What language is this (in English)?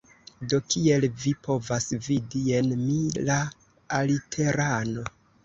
Esperanto